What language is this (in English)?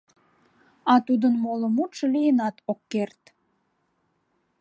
Mari